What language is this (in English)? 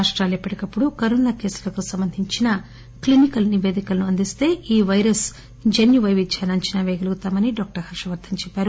Telugu